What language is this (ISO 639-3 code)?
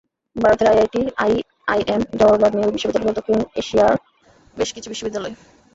ben